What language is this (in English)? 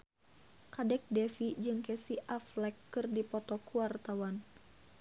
Sundanese